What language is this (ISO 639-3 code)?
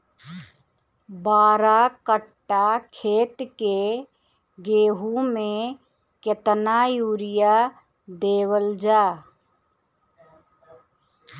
bho